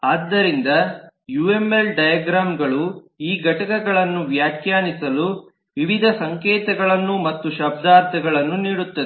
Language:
Kannada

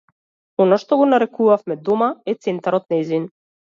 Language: Macedonian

